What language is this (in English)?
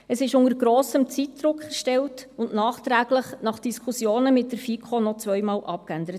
Swiss German